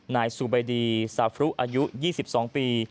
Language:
Thai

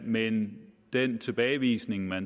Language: Danish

